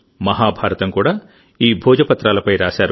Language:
Telugu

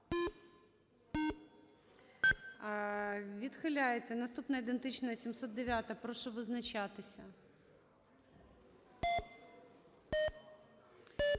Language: Ukrainian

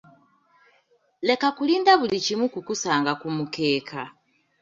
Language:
Ganda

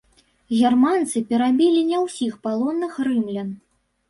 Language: Belarusian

